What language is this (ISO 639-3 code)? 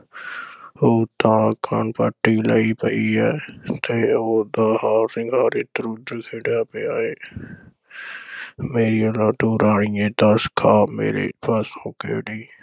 pan